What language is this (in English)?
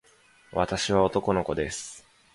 Japanese